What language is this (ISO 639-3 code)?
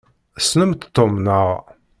kab